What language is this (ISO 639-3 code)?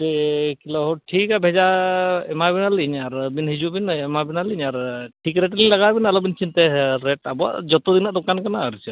sat